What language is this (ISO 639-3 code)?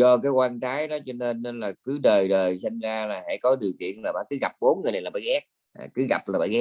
vie